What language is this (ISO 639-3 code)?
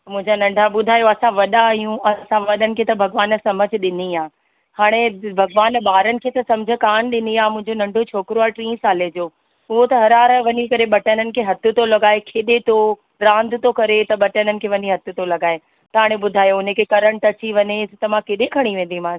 snd